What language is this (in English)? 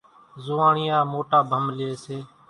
Kachi Koli